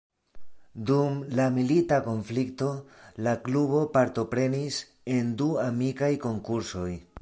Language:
Esperanto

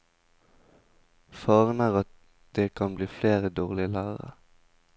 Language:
Norwegian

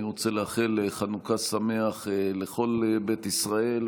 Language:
Hebrew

